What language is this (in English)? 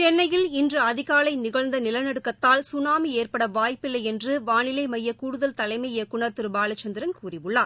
Tamil